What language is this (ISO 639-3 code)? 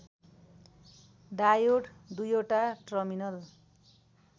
nep